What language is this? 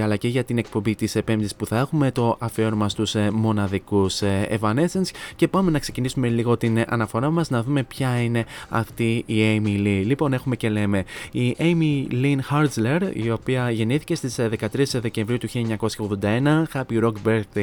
Greek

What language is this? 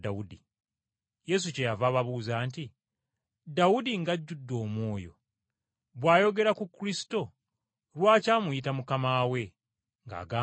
Ganda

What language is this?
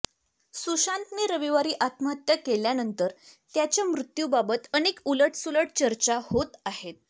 Marathi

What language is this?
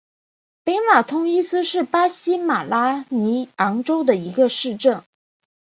Chinese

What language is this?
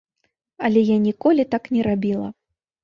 Belarusian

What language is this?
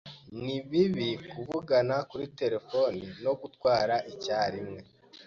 Kinyarwanda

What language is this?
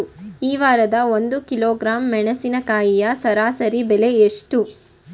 Kannada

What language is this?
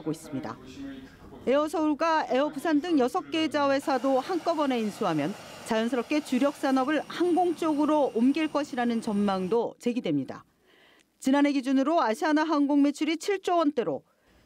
Korean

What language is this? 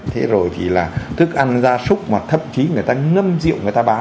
Vietnamese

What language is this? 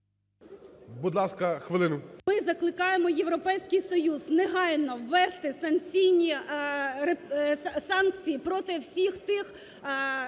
Ukrainian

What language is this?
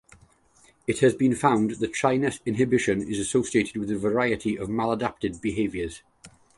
English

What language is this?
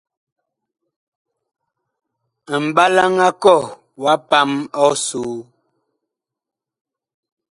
Bakoko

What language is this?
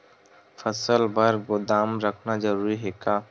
Chhattisgarhi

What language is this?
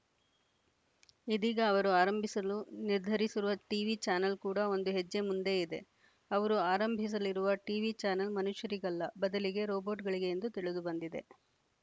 Kannada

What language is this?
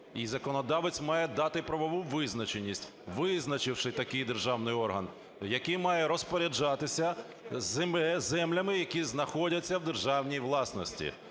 Ukrainian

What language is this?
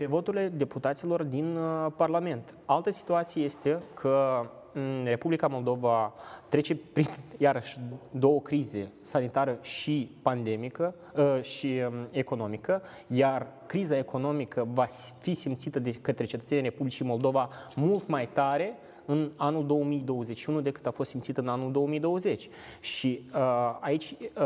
Romanian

